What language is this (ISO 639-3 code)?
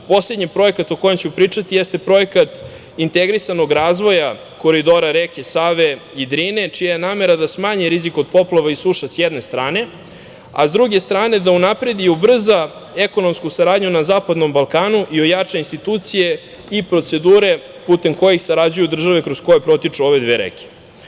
srp